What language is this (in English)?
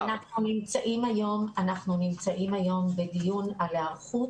Hebrew